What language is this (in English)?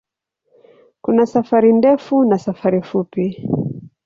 Swahili